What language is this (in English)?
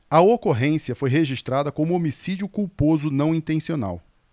Portuguese